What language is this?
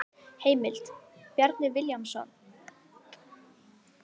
Icelandic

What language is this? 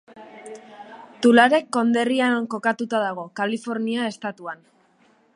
Basque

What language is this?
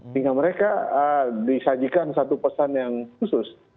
Indonesian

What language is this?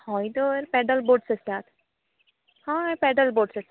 Konkani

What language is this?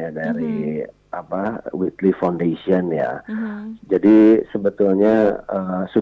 Indonesian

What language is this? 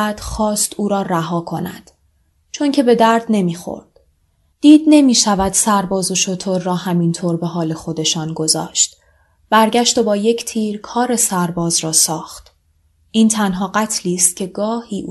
Persian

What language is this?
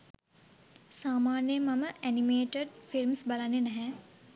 Sinhala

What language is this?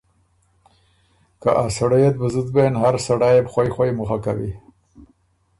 Ormuri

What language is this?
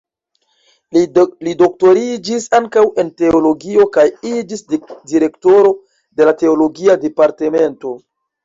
Esperanto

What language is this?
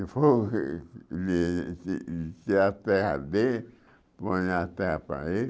Portuguese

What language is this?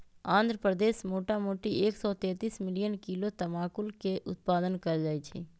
Magahi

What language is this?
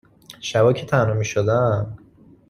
Persian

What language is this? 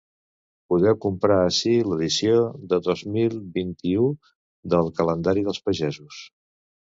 Catalan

